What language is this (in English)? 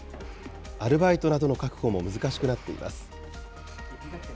Japanese